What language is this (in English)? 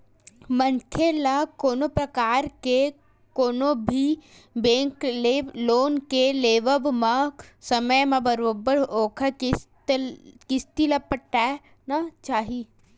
Chhattisgarhi